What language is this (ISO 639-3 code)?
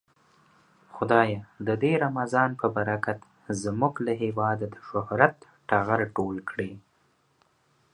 pus